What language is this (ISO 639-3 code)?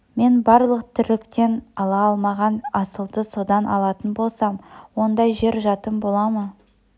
kaz